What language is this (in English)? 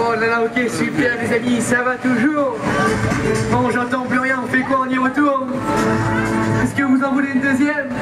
French